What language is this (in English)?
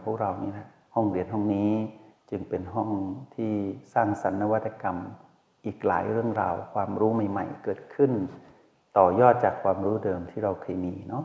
Thai